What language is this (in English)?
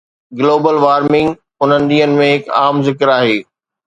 Sindhi